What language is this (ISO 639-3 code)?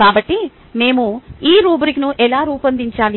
tel